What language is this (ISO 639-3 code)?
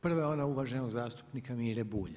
hrv